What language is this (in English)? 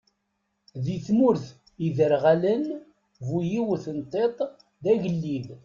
Kabyle